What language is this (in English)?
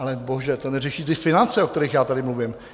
Czech